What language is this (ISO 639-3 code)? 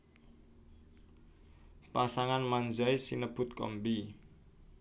jav